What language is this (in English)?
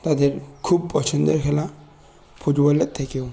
Bangla